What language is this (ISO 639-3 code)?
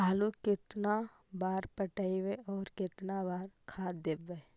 mag